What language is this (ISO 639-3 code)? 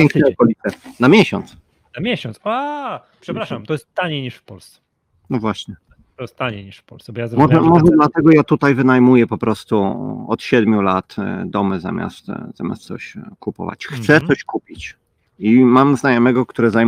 pol